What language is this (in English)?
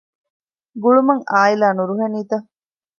Divehi